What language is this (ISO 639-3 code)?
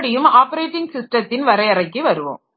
tam